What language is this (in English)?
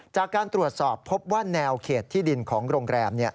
Thai